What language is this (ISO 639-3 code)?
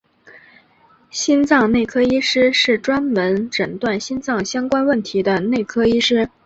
zho